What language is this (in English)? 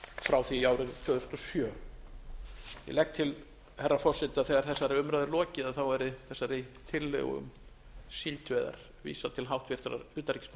Icelandic